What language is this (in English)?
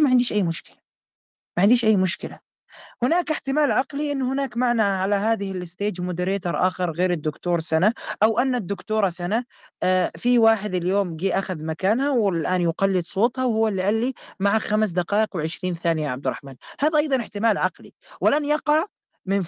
Arabic